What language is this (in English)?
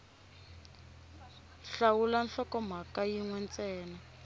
Tsonga